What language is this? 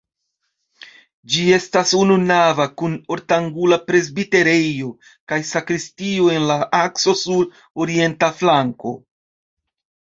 Esperanto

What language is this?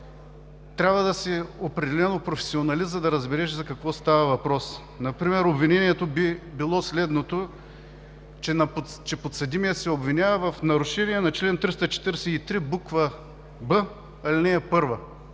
Bulgarian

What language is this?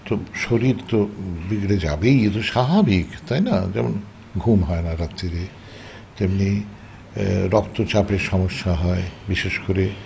Bangla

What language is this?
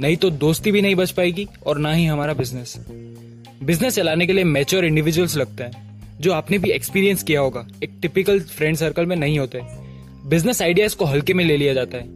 Hindi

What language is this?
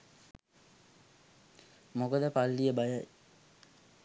Sinhala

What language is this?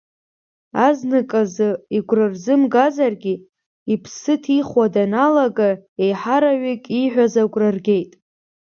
Abkhazian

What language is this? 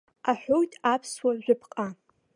Abkhazian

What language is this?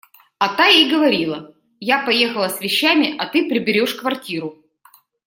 Russian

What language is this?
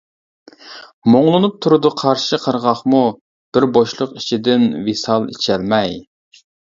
Uyghur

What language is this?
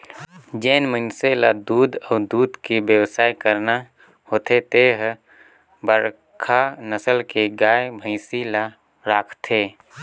Chhattisgarhi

